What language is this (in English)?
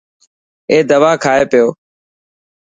Dhatki